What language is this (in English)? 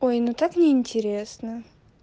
Russian